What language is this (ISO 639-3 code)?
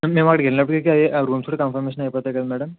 tel